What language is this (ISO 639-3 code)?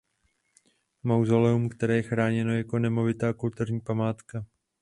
ces